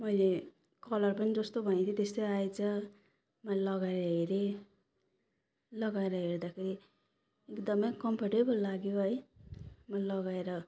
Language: Nepali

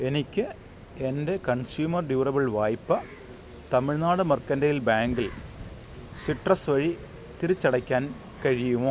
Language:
Malayalam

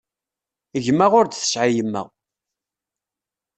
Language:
Kabyle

